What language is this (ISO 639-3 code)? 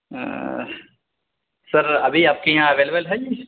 urd